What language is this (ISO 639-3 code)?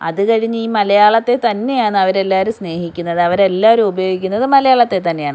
mal